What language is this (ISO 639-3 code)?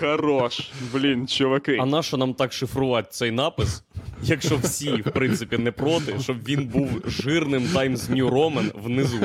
ukr